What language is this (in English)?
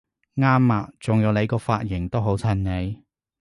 Cantonese